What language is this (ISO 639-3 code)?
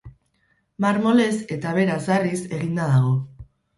eus